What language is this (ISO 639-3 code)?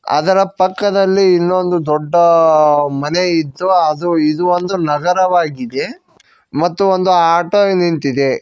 kan